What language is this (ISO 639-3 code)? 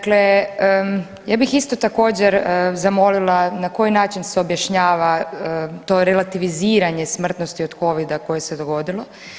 hrv